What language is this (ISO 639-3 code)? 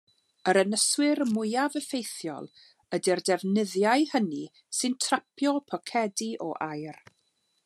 cym